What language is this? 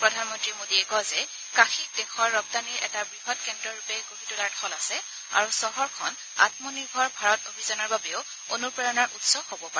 Assamese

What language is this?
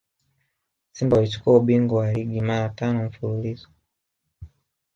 Swahili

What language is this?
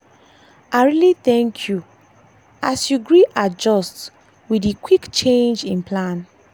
Nigerian Pidgin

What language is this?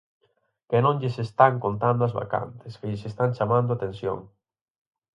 Galician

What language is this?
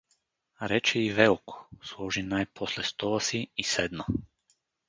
Bulgarian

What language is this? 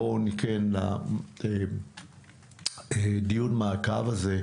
Hebrew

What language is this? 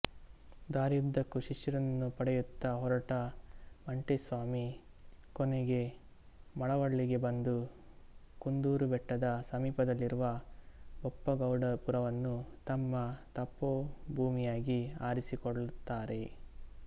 Kannada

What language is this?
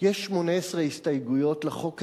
Hebrew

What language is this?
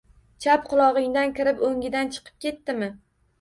Uzbek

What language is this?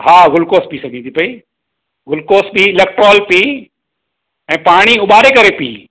Sindhi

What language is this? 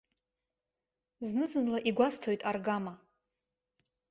Abkhazian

